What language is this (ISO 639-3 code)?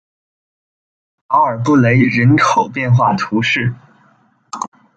zho